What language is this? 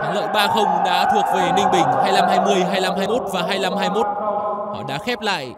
Vietnamese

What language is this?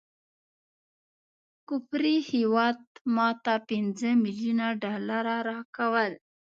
Pashto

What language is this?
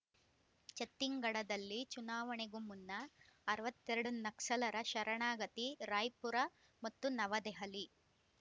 Kannada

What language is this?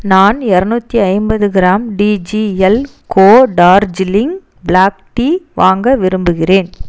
Tamil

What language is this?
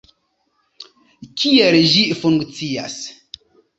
Esperanto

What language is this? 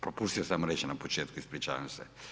Croatian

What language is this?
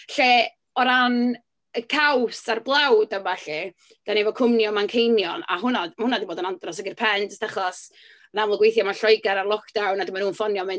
Welsh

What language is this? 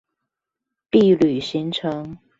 Chinese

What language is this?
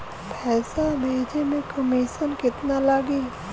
Bhojpuri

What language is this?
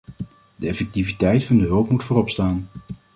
Dutch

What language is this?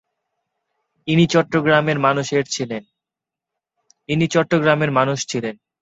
Bangla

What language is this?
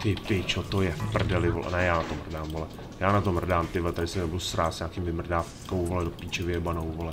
Czech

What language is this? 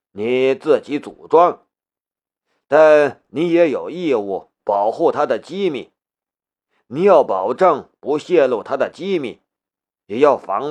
Chinese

